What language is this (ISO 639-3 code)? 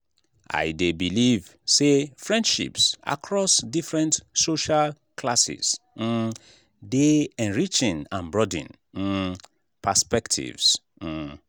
pcm